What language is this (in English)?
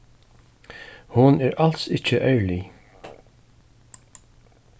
Faroese